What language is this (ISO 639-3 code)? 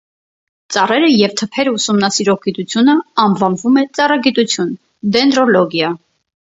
hye